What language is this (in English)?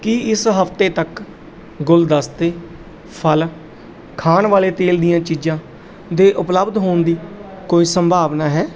Punjabi